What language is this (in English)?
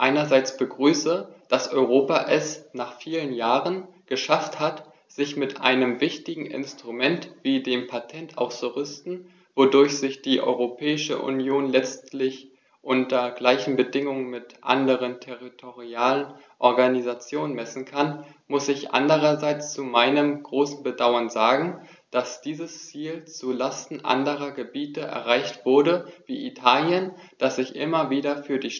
German